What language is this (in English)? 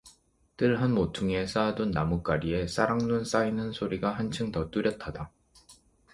Korean